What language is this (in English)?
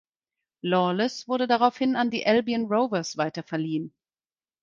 German